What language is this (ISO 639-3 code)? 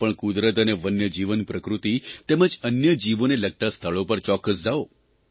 guj